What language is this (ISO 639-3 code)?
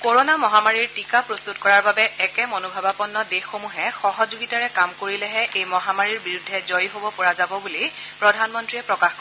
asm